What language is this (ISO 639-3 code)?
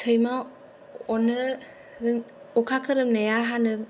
brx